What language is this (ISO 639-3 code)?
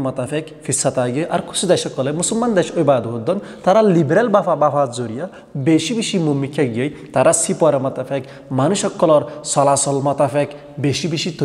tur